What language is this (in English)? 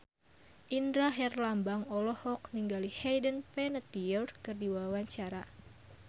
Sundanese